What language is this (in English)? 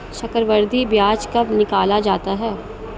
Hindi